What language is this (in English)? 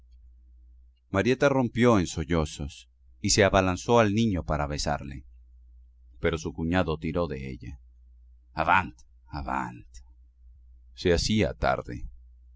Spanish